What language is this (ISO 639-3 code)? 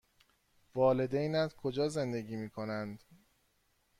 fas